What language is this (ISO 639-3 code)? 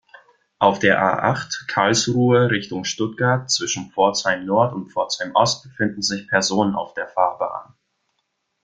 deu